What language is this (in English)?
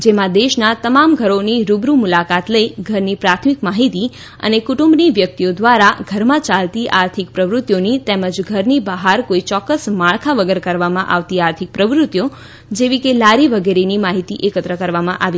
Gujarati